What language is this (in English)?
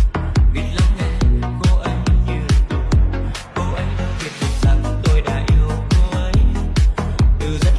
Vietnamese